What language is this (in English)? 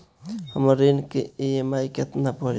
Bhojpuri